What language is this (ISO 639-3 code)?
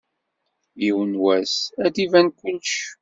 kab